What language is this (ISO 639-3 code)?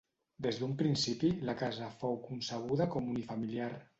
cat